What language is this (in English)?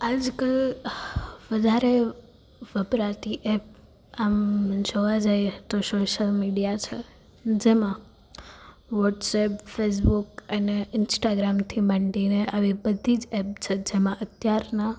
Gujarati